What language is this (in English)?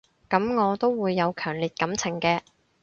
Cantonese